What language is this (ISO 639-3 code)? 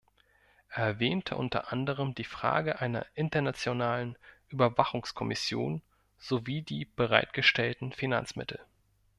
deu